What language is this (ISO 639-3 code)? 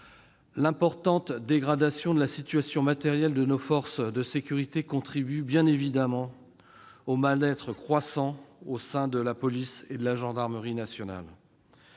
fra